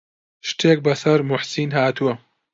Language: Central Kurdish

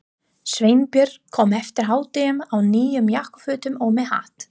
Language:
Icelandic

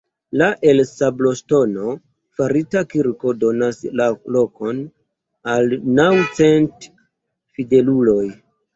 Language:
Esperanto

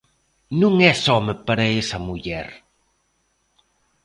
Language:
Galician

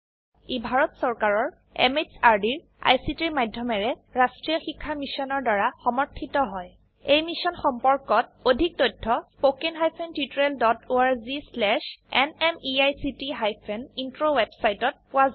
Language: Assamese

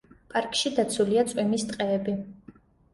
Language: Georgian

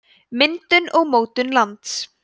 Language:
Icelandic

